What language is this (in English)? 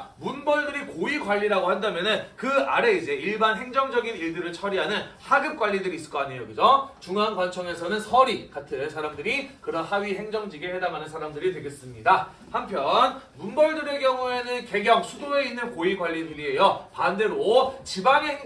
Korean